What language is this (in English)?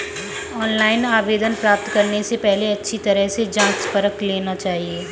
Hindi